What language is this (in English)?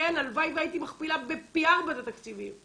Hebrew